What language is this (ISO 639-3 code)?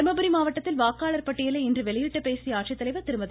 tam